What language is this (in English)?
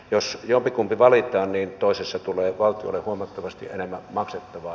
Finnish